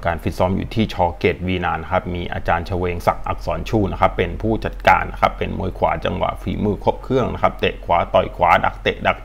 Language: Thai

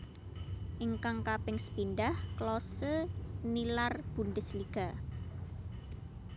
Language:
Javanese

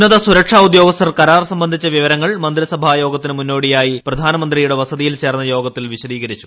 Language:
Malayalam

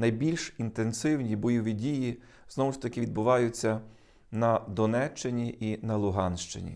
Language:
Ukrainian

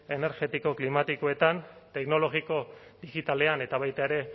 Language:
Basque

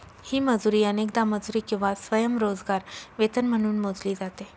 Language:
Marathi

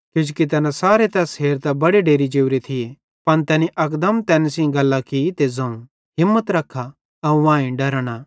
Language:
Bhadrawahi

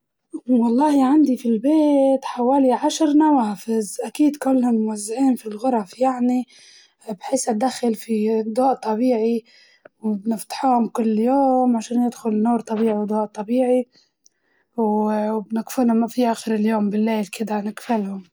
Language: Libyan Arabic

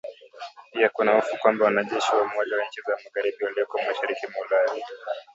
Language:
Swahili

